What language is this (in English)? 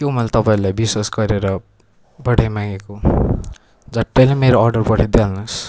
Nepali